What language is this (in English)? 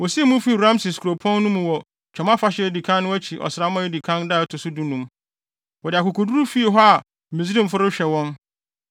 Akan